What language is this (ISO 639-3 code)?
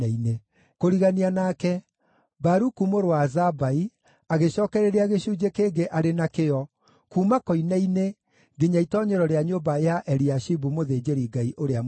kik